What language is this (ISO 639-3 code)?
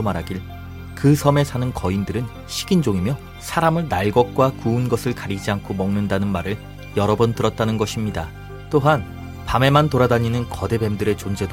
kor